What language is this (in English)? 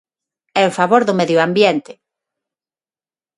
Galician